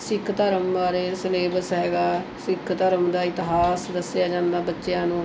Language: Punjabi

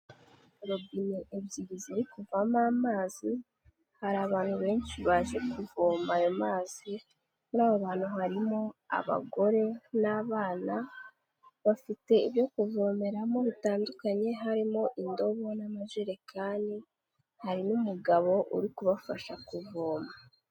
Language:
Kinyarwanda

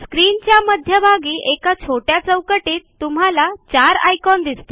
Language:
Marathi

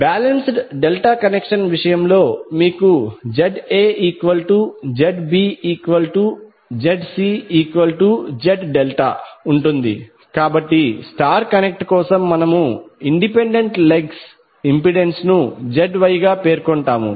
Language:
Telugu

